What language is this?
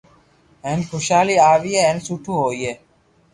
Loarki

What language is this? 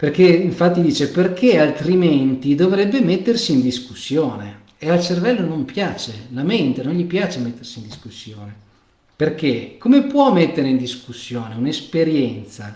Italian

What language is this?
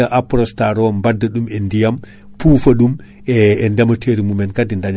Fula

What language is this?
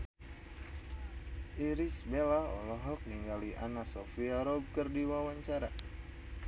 Sundanese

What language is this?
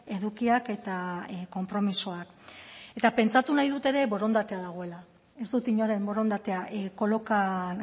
Basque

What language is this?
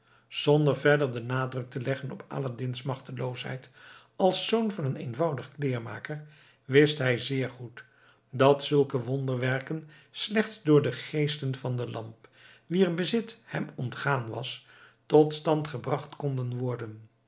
Dutch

